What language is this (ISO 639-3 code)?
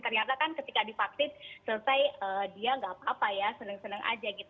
ind